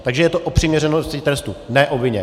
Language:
Czech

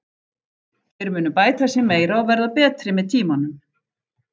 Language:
Icelandic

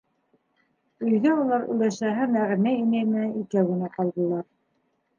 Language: Bashkir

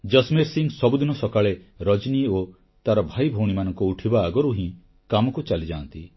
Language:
Odia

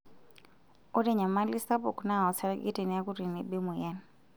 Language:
Masai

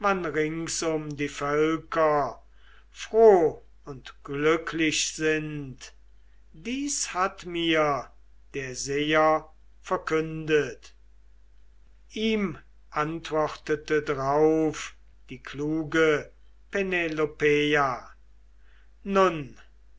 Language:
German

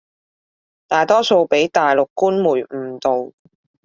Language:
Cantonese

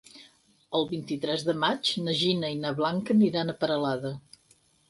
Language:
Catalan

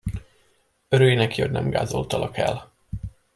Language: Hungarian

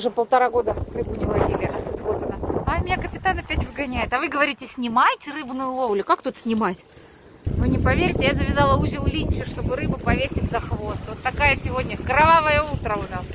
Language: Russian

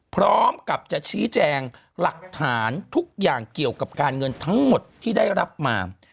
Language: Thai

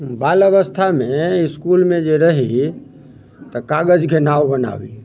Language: Maithili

